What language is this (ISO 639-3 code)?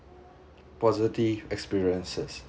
eng